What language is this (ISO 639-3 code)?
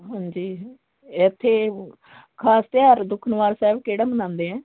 pan